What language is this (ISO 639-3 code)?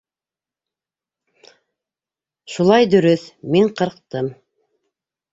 bak